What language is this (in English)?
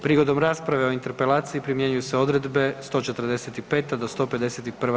Croatian